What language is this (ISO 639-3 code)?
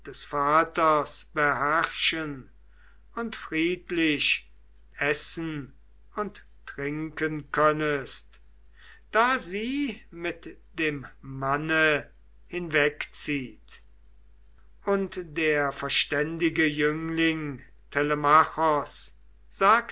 deu